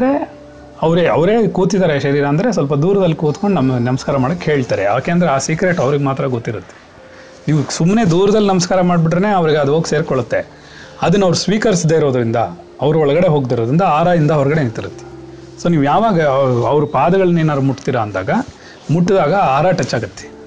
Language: Kannada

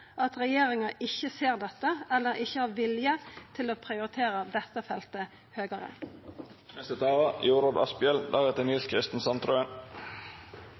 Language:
Norwegian Nynorsk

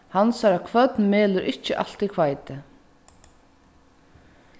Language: Faroese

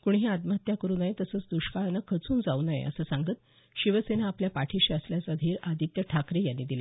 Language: Marathi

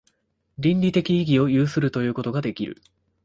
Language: Japanese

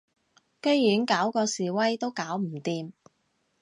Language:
Cantonese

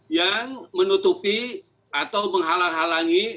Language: Indonesian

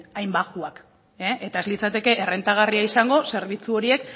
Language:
Basque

